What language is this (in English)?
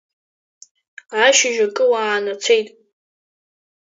Abkhazian